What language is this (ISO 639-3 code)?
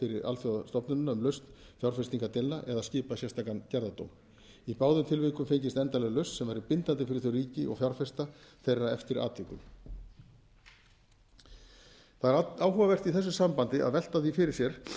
isl